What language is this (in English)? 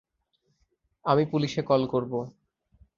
Bangla